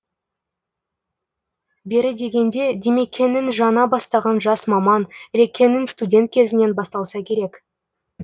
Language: Kazakh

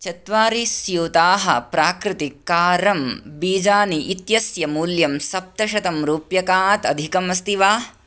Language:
Sanskrit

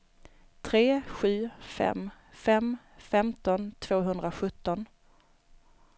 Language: Swedish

